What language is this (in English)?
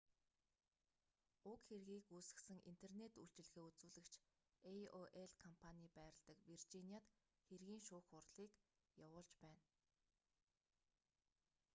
Mongolian